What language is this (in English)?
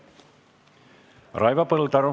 Estonian